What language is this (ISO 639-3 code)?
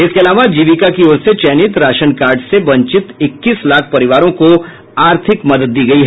hin